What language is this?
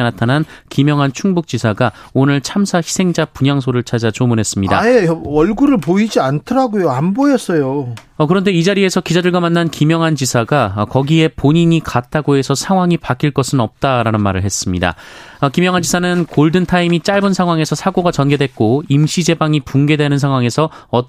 Korean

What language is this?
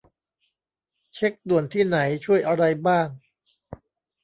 Thai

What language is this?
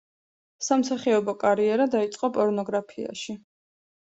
Georgian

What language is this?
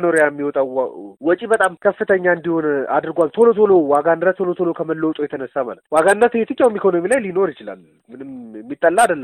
Amharic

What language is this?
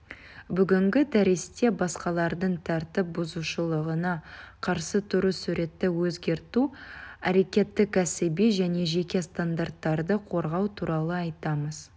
Kazakh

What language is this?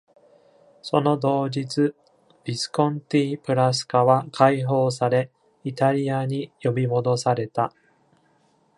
Japanese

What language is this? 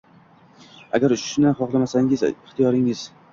Uzbek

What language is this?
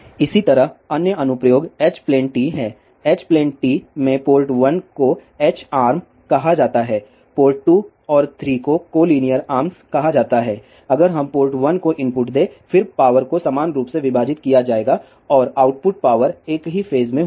Hindi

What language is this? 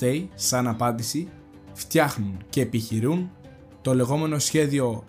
Greek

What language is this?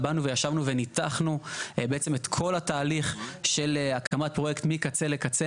Hebrew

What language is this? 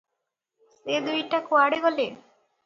Odia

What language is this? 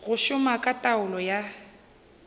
Northern Sotho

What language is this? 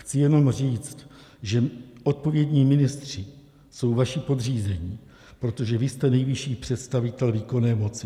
Czech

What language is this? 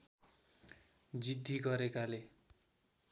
Nepali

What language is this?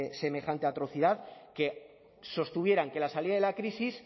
Spanish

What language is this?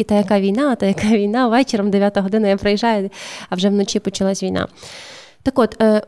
Ukrainian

